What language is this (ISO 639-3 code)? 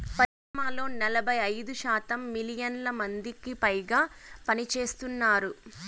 tel